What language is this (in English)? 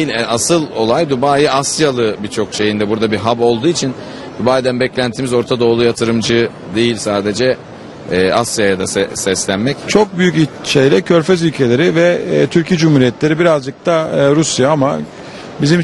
Turkish